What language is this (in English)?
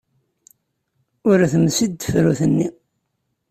Kabyle